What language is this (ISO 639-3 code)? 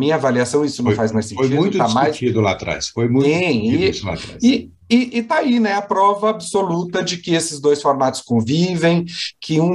por